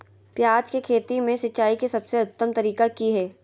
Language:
Magahi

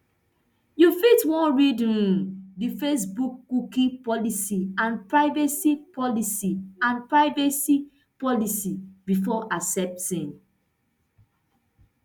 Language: Nigerian Pidgin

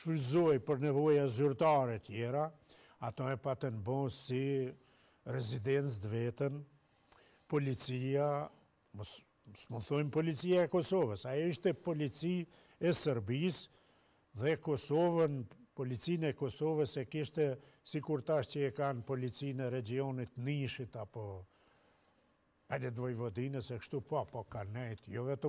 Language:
Romanian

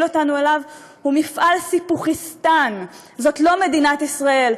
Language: Hebrew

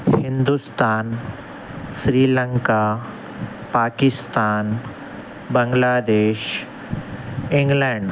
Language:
Urdu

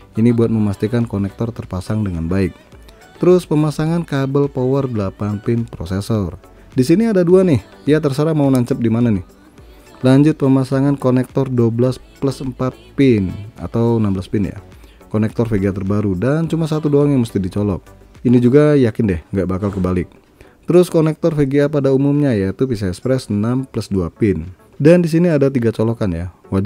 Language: Indonesian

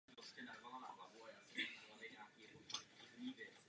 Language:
Czech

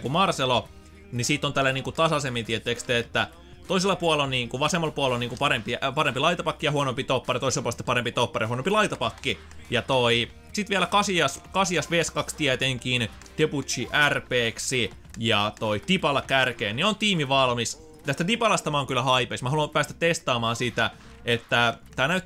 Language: Finnish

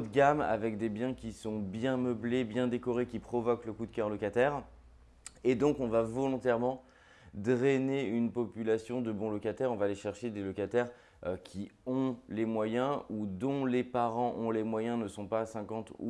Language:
French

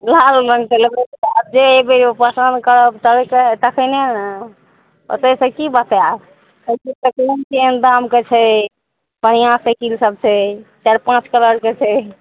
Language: Maithili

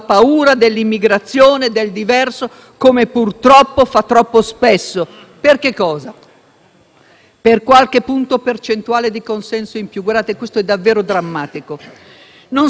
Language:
Italian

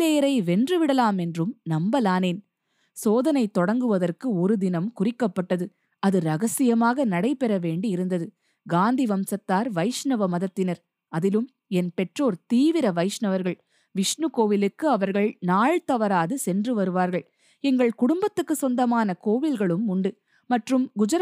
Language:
Tamil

